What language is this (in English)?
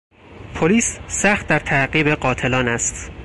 Persian